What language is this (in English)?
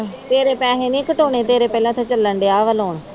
Punjabi